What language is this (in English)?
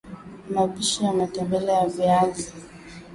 Swahili